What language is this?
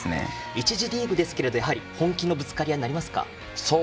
Japanese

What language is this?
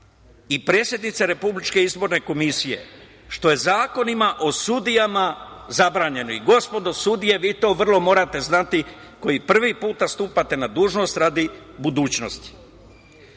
Serbian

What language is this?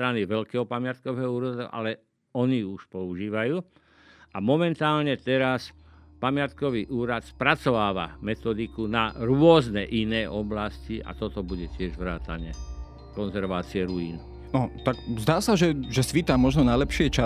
Slovak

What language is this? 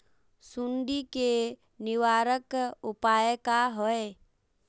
Magahi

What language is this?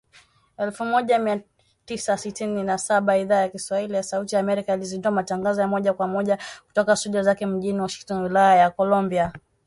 Swahili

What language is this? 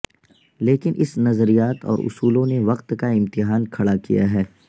Urdu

